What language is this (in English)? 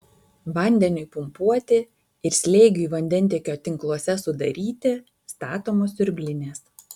Lithuanian